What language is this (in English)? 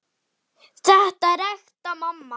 Icelandic